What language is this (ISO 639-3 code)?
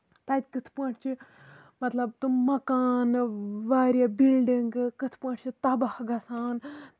kas